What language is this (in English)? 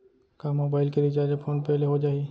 Chhattisgarhi